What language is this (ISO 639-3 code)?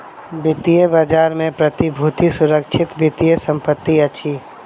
mai